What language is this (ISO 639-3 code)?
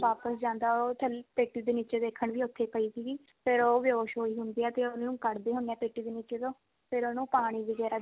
pan